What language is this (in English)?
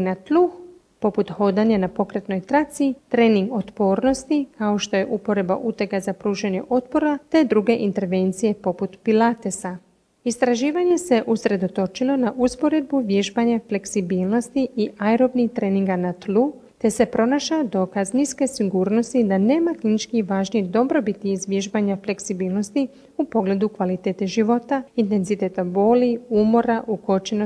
Croatian